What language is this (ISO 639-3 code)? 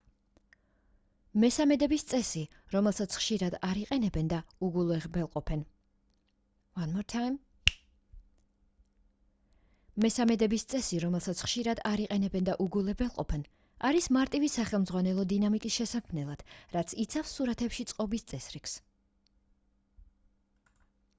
kat